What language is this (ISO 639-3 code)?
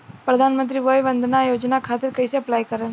bho